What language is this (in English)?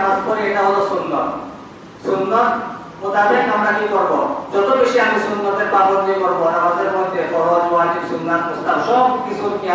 Bangla